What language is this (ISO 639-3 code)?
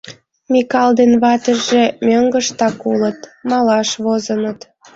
chm